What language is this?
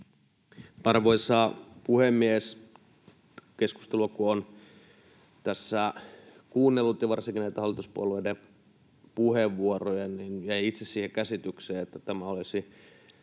Finnish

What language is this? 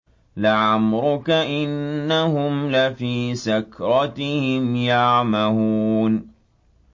Arabic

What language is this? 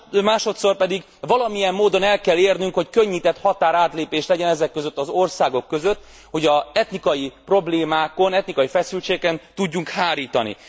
Hungarian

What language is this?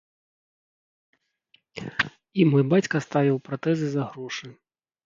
Belarusian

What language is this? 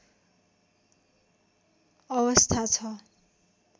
Nepali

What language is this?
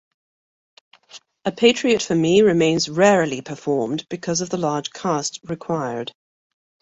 English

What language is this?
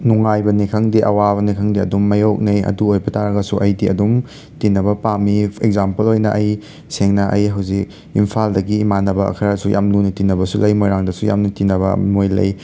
Manipuri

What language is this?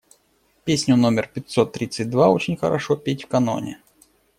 Russian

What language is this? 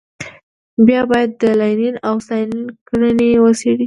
Pashto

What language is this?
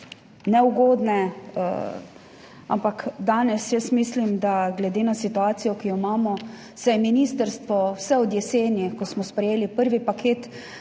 Slovenian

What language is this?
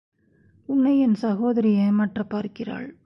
Tamil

